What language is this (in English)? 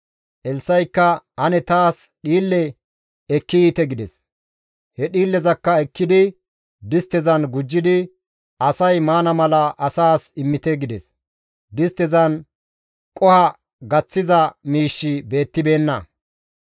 Gamo